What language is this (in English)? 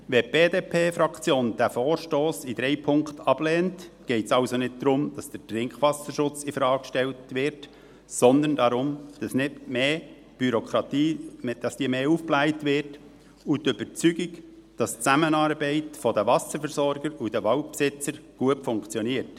Swiss German